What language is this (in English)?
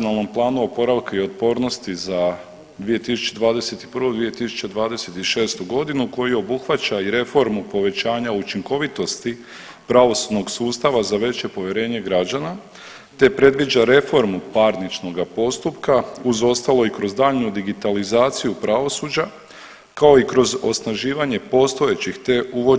Croatian